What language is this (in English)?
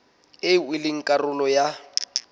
Southern Sotho